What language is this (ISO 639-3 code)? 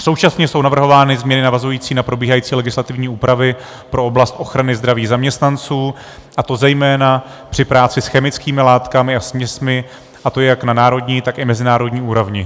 ces